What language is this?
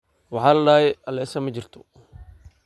Somali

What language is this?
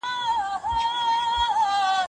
Pashto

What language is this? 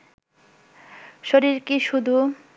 Bangla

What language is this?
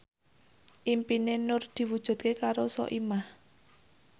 Javanese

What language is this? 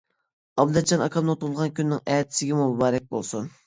Uyghur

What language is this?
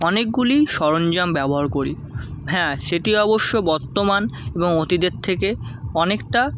Bangla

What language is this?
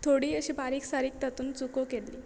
Konkani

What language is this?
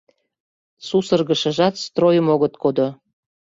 Mari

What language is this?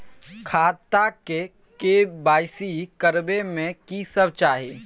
Maithili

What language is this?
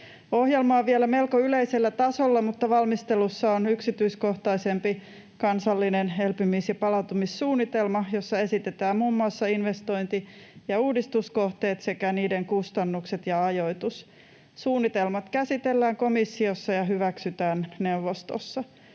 Finnish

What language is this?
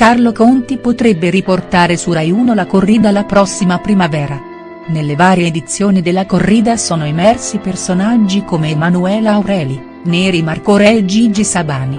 Italian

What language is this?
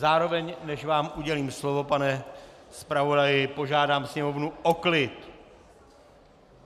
Czech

